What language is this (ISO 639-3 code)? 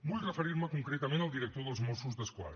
cat